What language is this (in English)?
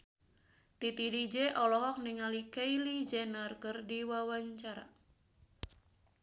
Sundanese